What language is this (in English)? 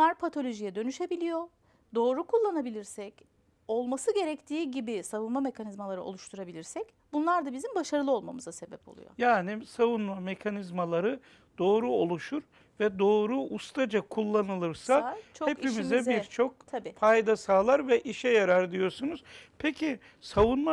Turkish